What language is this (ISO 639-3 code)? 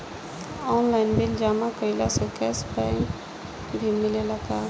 bho